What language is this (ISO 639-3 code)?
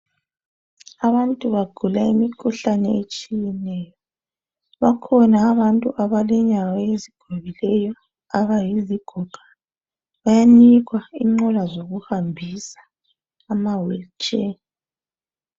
nde